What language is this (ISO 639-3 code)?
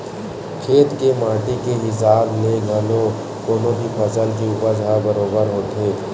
hne